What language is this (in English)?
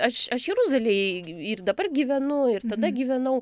Lithuanian